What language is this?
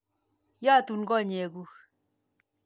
Kalenjin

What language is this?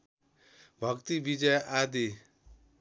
Nepali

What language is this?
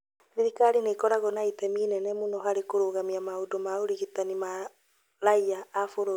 Kikuyu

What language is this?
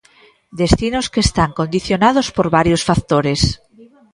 Galician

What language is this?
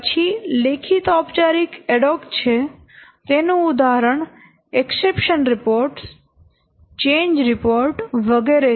Gujarati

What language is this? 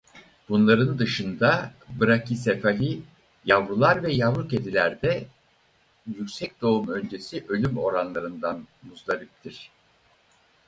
Turkish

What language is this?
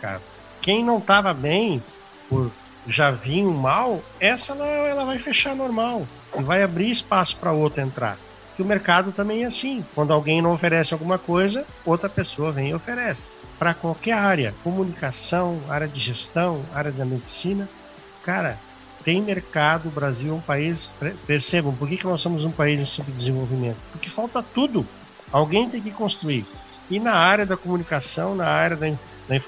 Portuguese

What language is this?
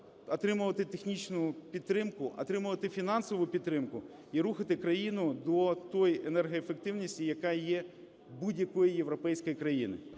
Ukrainian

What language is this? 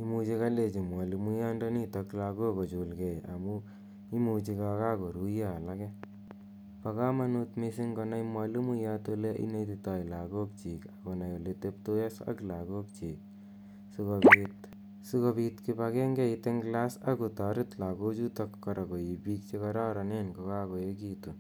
Kalenjin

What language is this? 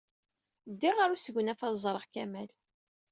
Kabyle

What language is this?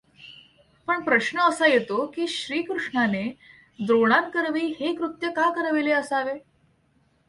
Marathi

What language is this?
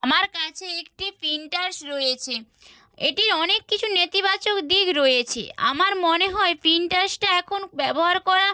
Bangla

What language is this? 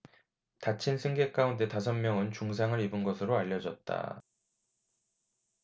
Korean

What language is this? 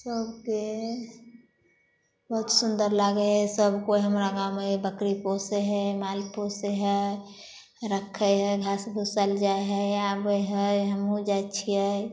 Maithili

